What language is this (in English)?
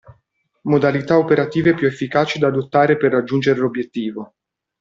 Italian